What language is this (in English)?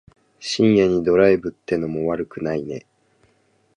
Japanese